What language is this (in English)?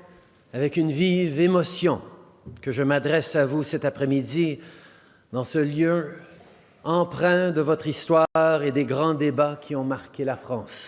French